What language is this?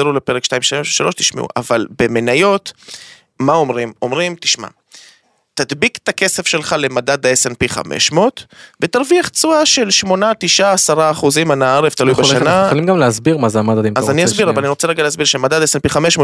Hebrew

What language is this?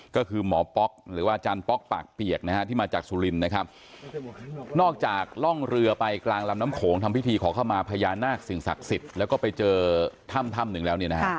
Thai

